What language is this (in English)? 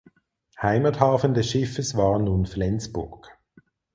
German